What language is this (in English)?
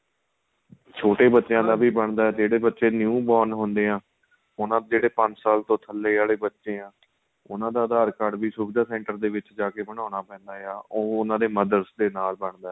Punjabi